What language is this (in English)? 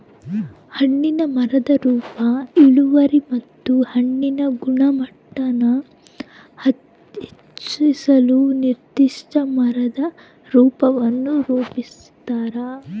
Kannada